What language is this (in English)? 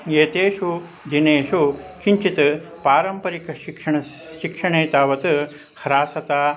Sanskrit